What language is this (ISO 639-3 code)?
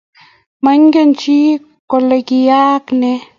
kln